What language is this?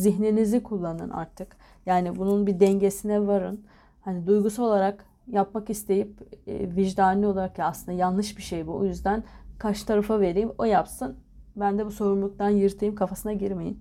Turkish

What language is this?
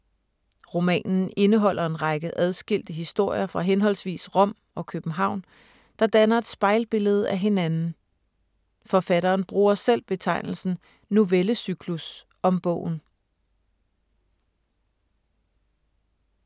Danish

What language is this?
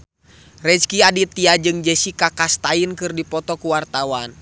Sundanese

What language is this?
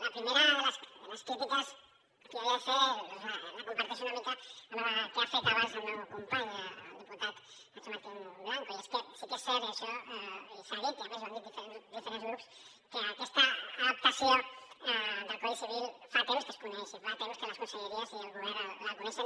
Catalan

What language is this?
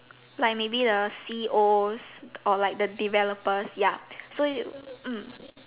English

